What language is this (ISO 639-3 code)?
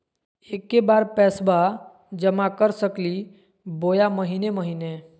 mag